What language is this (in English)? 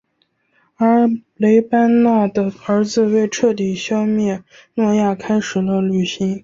Chinese